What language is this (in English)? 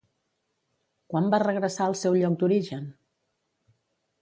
Catalan